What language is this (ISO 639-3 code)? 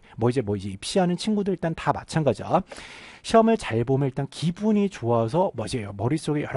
kor